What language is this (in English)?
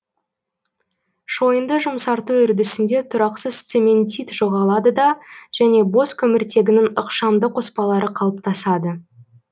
Kazakh